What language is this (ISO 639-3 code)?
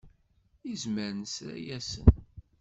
kab